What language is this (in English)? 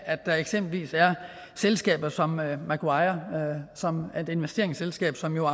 Danish